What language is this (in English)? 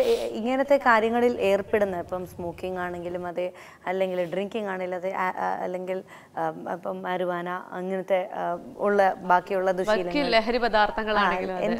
Malayalam